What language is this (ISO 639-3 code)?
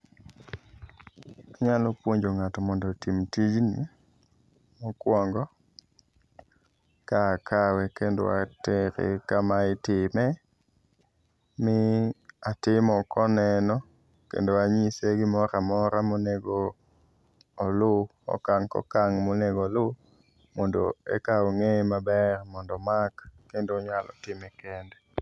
luo